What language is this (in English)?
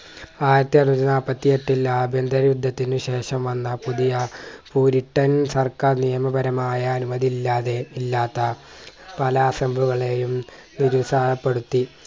Malayalam